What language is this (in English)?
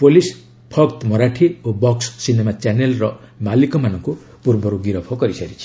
Odia